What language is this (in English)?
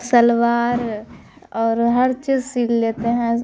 Urdu